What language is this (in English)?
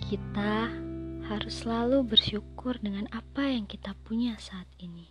Indonesian